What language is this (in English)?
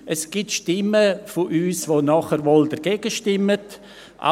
Swiss German